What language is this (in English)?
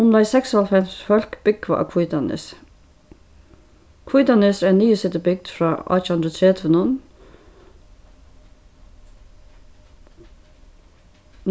Faroese